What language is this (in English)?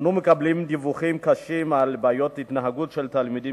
Hebrew